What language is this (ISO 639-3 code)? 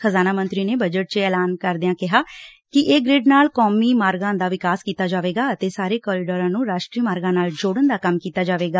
pan